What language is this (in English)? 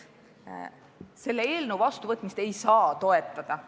Estonian